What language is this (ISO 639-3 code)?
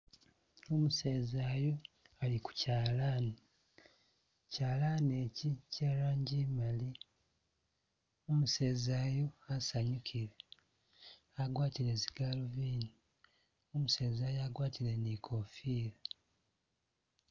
myx